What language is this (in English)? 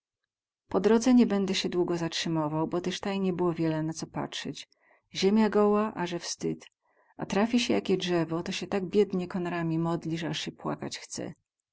Polish